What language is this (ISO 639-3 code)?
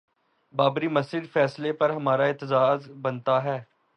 urd